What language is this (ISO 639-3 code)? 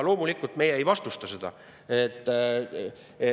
est